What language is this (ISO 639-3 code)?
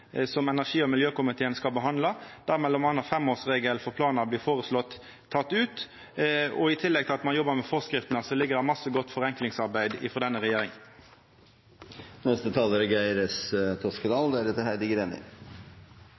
nno